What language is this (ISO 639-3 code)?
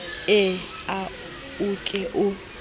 sot